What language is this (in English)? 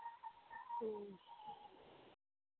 Santali